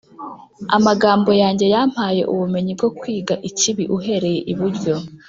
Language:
Kinyarwanda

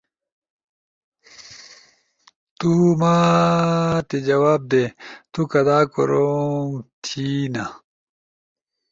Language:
Ushojo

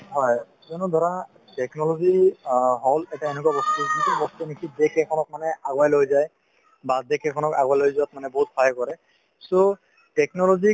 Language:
Assamese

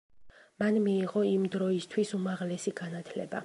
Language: Georgian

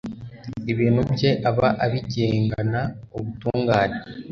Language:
Kinyarwanda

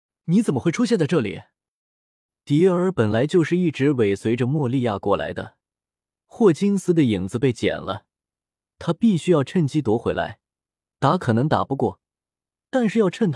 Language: Chinese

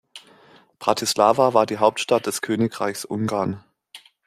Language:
German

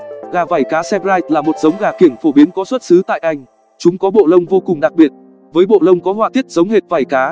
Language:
Vietnamese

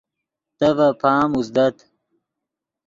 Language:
Yidgha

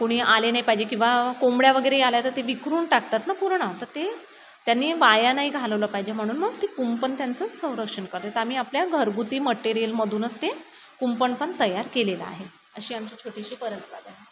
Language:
Marathi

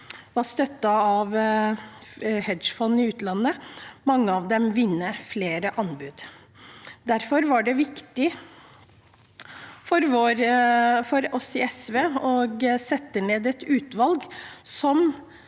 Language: Norwegian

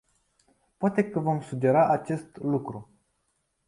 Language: Romanian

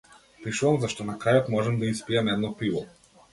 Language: Macedonian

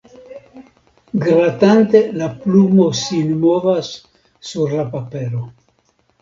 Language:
Esperanto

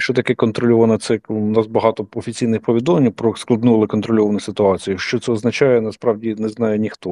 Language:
Ukrainian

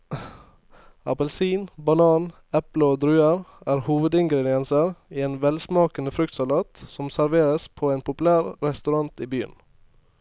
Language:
Norwegian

